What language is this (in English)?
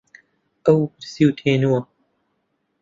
Central Kurdish